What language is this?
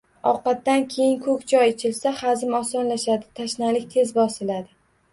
Uzbek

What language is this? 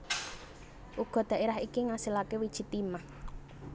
Javanese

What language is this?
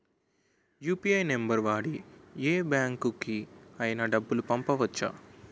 Telugu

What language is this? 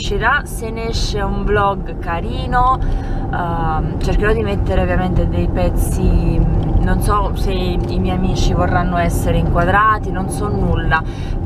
Italian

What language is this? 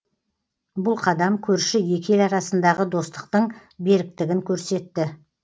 Kazakh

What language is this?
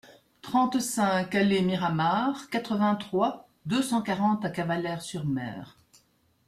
French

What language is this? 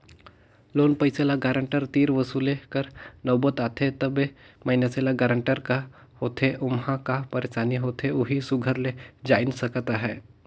Chhattisgarhi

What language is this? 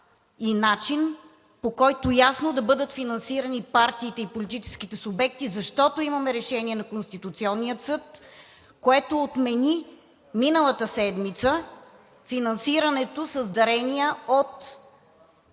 Bulgarian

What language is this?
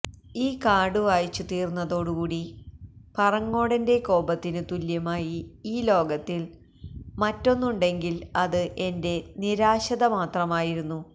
Malayalam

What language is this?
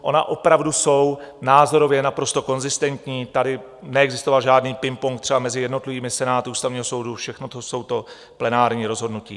Czech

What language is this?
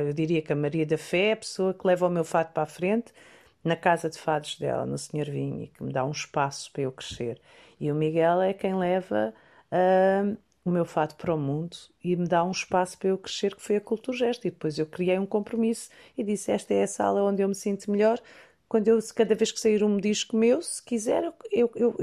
Portuguese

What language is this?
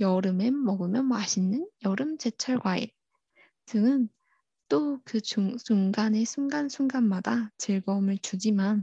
Korean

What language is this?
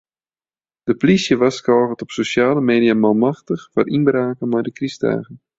Western Frisian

